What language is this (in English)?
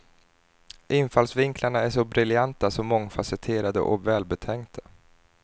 Swedish